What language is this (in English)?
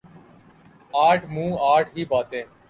Urdu